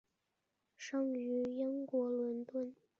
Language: Chinese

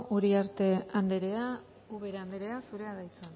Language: Basque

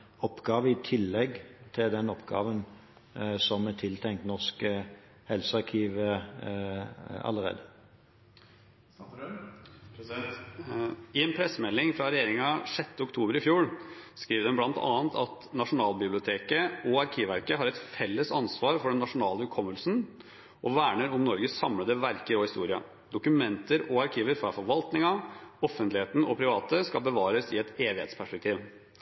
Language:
Norwegian Bokmål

